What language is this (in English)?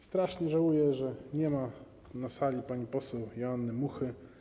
Polish